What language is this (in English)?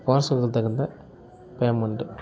Tamil